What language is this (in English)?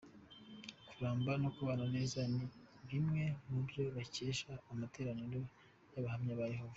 Kinyarwanda